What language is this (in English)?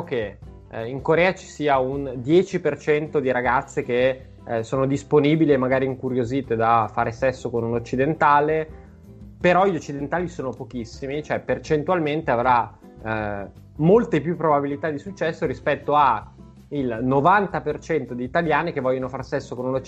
Italian